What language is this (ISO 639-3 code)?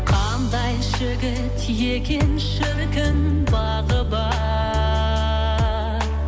kaz